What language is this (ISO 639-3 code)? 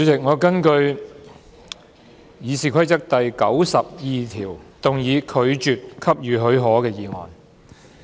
yue